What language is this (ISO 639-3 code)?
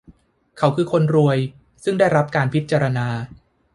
tha